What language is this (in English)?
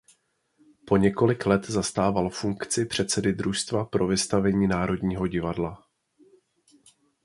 Czech